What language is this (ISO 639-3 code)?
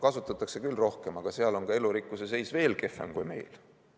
est